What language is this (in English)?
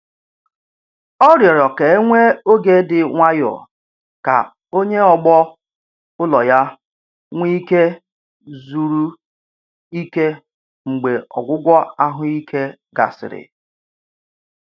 Igbo